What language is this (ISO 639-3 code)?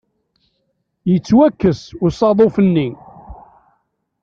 kab